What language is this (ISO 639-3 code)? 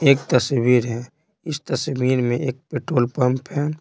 hin